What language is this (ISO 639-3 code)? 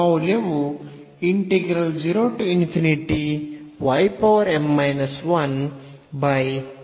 kan